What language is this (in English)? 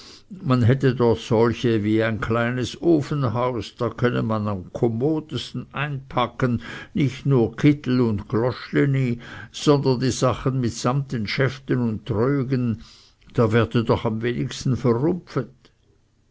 German